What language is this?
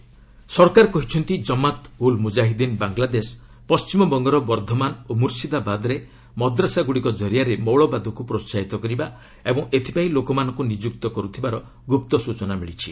Odia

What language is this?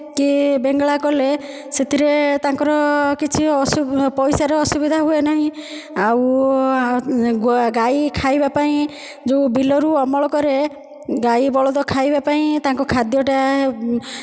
Odia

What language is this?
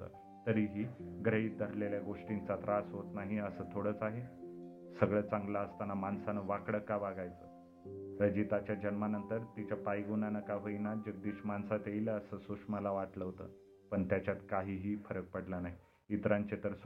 Marathi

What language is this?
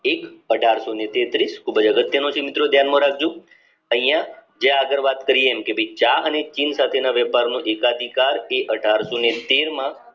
Gujarati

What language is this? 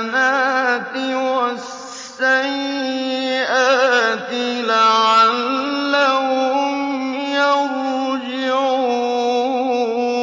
Arabic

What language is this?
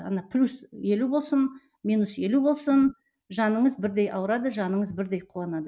Kazakh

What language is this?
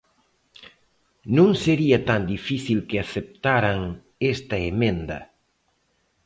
Galician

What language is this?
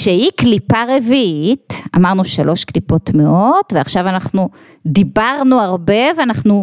Hebrew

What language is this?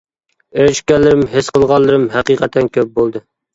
Uyghur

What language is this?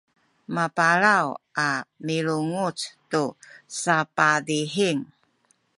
Sakizaya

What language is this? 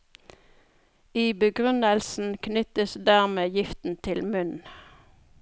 Norwegian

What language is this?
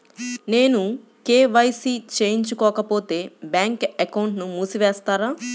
Telugu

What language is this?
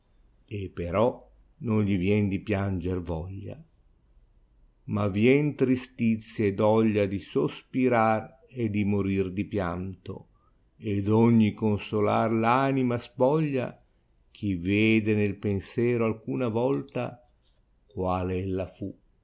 Italian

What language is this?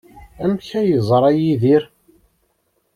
Kabyle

